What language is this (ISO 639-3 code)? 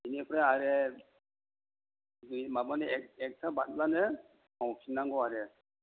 brx